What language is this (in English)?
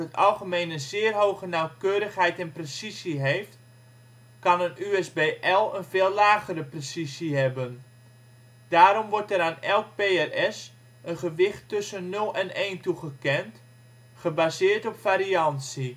Dutch